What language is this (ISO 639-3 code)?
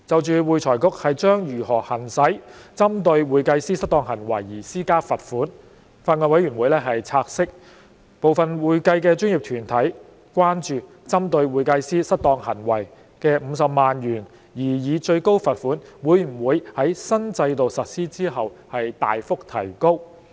yue